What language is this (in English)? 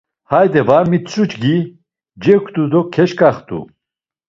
Laz